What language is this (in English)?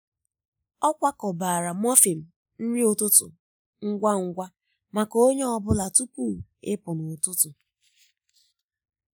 Igbo